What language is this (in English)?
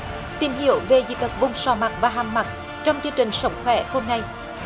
Vietnamese